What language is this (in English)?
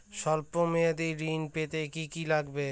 Bangla